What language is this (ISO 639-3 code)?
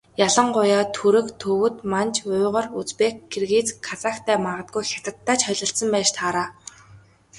mon